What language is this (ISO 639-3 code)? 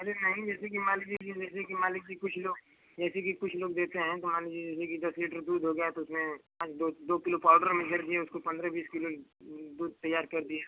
hin